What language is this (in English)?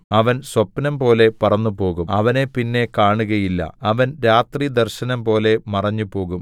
Malayalam